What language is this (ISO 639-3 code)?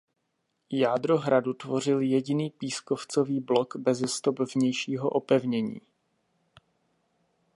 ces